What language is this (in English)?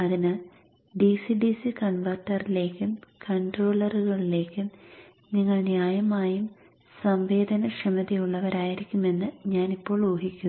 Malayalam